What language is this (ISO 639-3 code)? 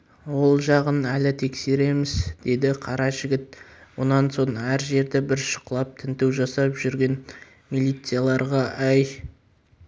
kaz